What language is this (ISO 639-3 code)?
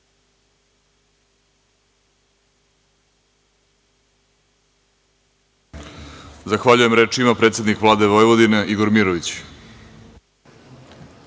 srp